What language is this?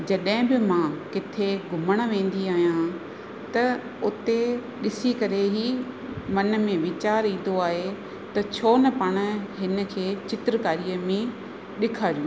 Sindhi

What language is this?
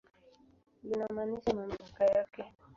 Swahili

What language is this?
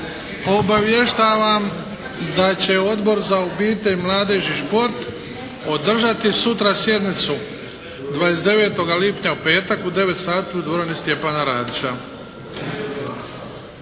Croatian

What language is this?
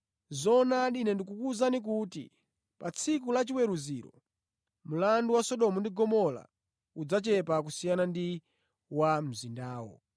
Nyanja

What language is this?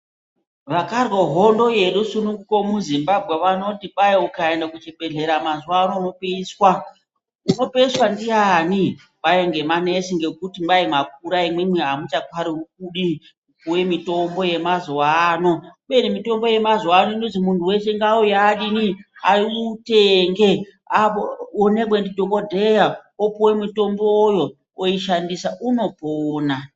Ndau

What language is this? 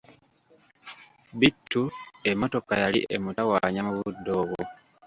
Ganda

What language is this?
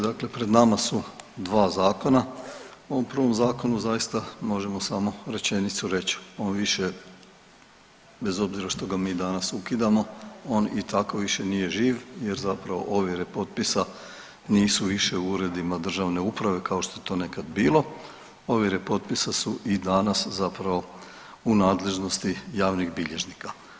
Croatian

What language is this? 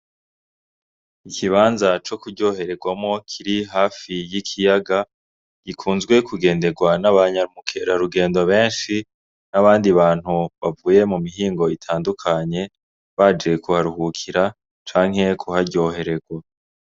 Rundi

